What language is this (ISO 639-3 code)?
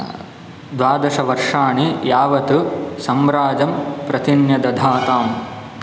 san